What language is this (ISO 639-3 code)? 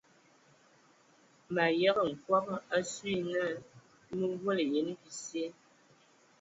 ewo